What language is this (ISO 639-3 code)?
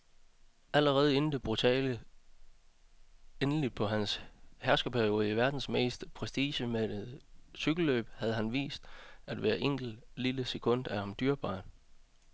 dan